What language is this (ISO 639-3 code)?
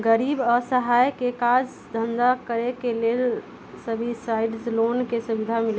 mag